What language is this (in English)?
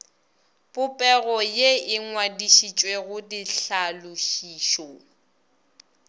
Northern Sotho